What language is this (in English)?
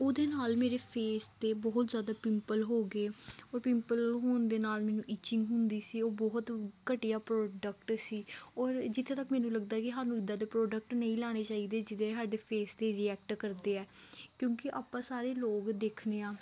Punjabi